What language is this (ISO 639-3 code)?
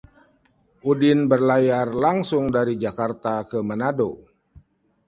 ind